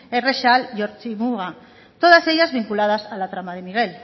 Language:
Spanish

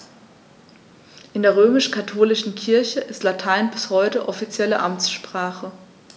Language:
German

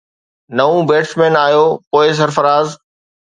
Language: Sindhi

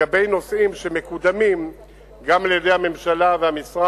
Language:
Hebrew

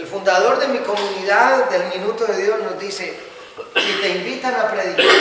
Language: Spanish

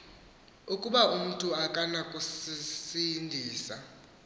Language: Xhosa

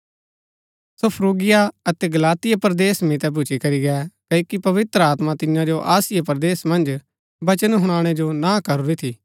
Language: Gaddi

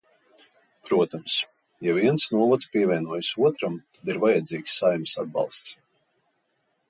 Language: Latvian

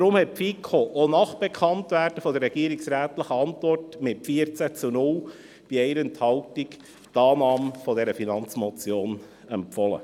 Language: Swiss German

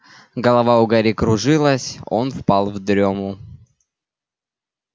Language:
Russian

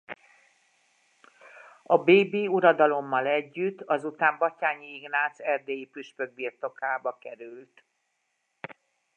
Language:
Hungarian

